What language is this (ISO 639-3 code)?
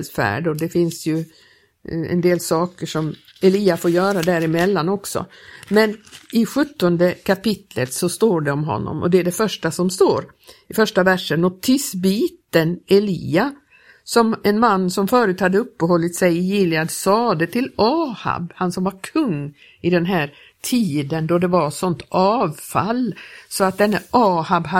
swe